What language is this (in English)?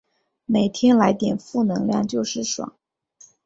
Chinese